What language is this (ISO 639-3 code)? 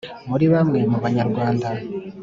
kin